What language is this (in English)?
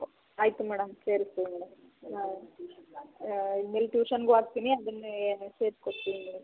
Kannada